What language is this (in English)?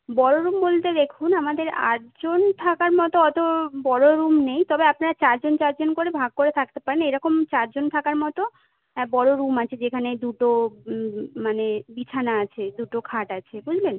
Bangla